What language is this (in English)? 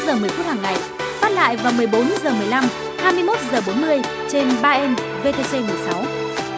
Vietnamese